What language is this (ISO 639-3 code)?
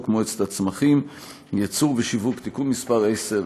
heb